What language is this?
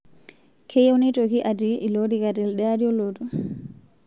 Masai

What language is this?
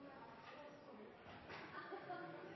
Norwegian Bokmål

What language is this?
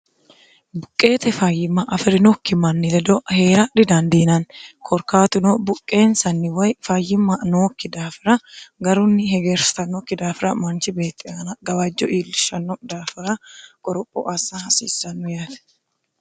Sidamo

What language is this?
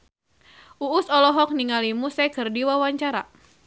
Sundanese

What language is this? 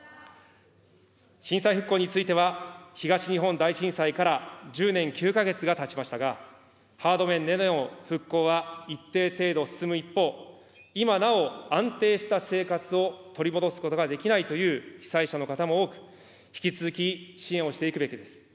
Japanese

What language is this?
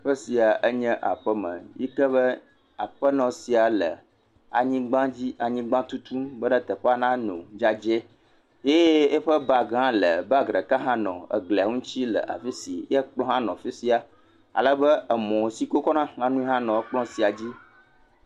Ewe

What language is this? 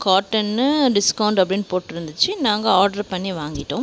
Tamil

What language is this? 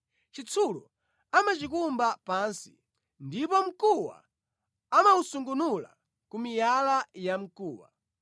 Nyanja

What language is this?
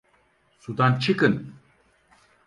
Turkish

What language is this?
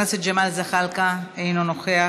Hebrew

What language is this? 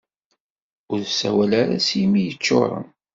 Kabyle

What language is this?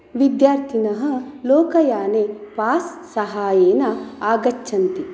Sanskrit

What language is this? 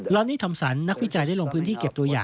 Thai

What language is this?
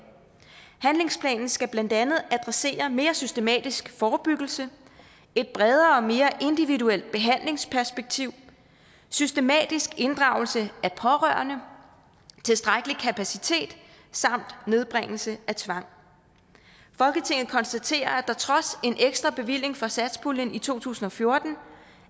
Danish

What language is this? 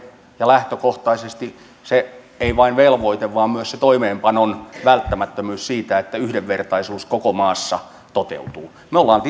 Finnish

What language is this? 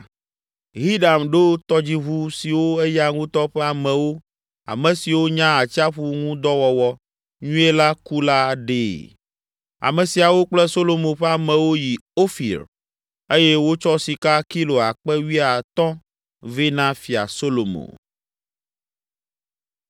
Ewe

